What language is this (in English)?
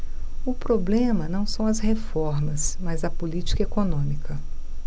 Portuguese